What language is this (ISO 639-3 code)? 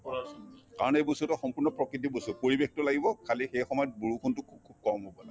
asm